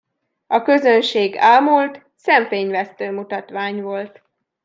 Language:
Hungarian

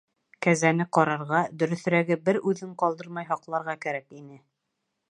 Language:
Bashkir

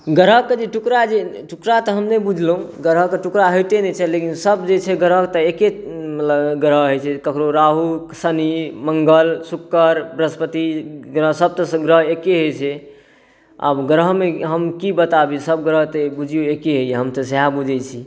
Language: Maithili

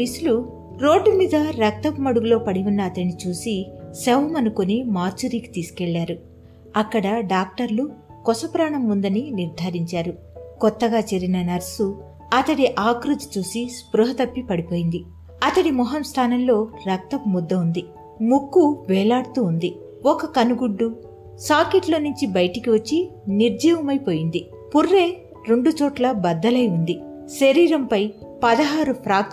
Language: Telugu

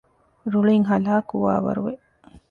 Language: Divehi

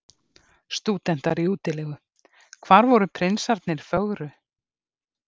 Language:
Icelandic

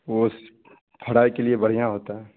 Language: Urdu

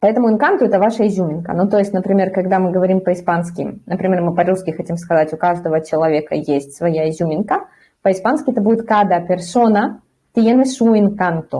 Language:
Russian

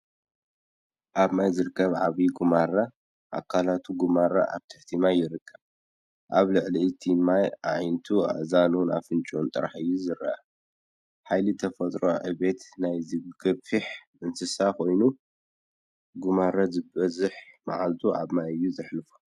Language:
Tigrinya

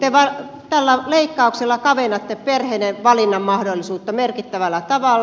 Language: Finnish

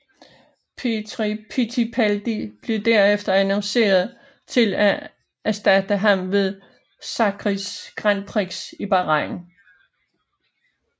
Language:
Danish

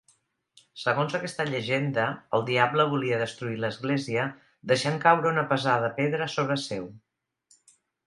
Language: Catalan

